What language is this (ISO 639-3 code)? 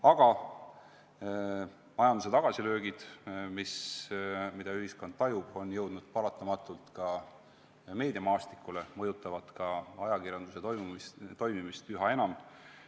est